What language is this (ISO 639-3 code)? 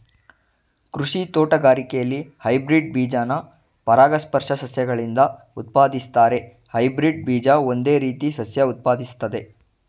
kan